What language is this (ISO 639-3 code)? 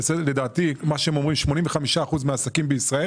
heb